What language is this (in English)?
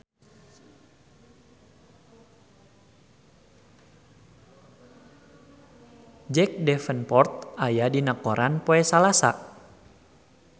Sundanese